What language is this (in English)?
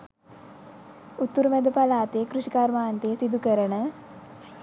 Sinhala